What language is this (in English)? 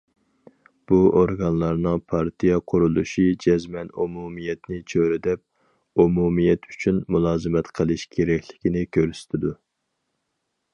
Uyghur